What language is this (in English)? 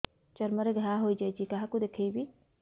Odia